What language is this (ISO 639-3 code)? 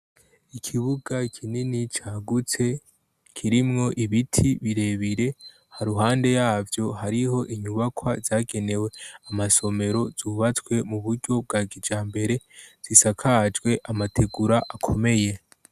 run